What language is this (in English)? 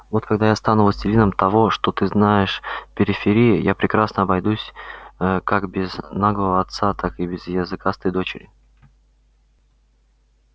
Russian